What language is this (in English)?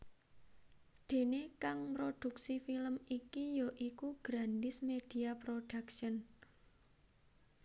Javanese